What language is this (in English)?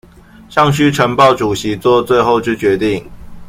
Chinese